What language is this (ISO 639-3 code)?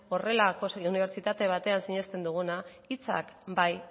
eus